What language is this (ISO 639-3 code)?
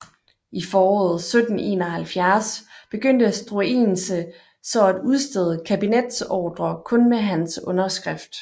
dan